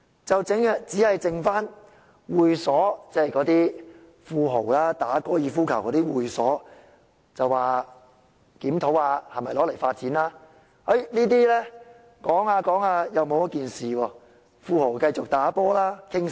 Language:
Cantonese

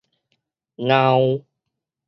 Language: Min Nan Chinese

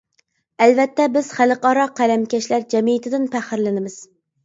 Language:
Uyghur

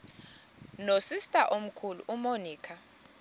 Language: Xhosa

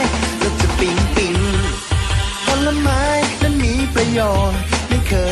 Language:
Thai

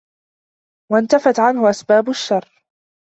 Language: Arabic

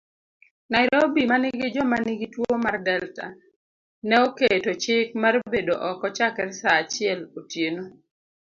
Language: Luo (Kenya and Tanzania)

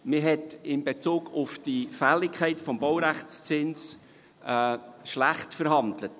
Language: Swiss German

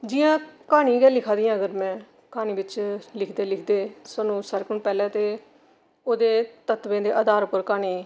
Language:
Dogri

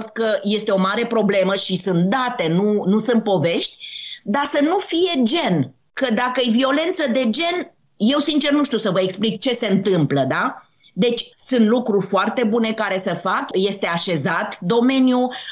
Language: Romanian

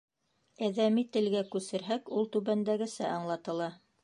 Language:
Bashkir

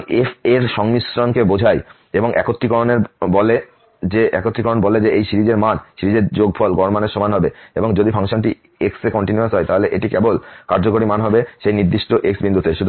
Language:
Bangla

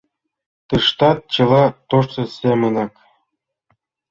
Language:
Mari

